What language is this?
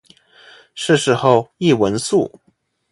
Chinese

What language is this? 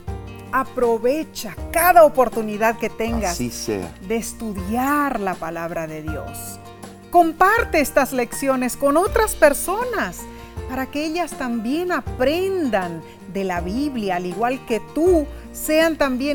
Spanish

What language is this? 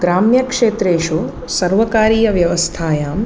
Sanskrit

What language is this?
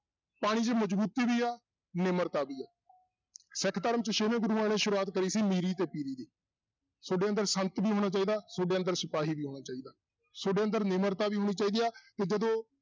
Punjabi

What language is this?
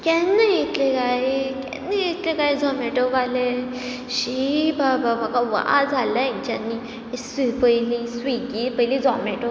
Konkani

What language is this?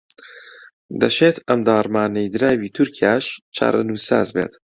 Central Kurdish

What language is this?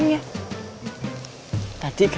Indonesian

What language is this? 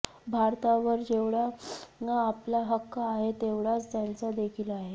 Marathi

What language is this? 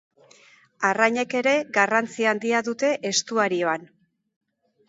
Basque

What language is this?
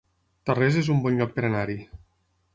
Catalan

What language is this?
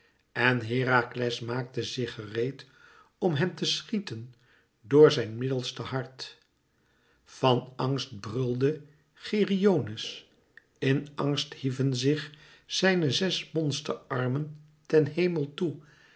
Dutch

